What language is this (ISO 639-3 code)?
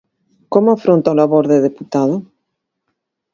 glg